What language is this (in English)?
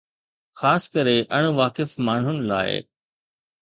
Sindhi